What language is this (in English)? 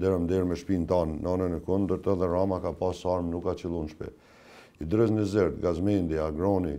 Romanian